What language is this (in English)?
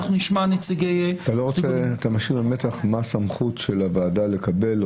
Hebrew